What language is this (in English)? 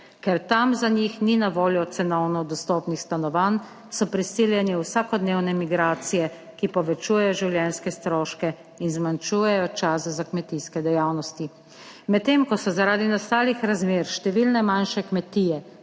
Slovenian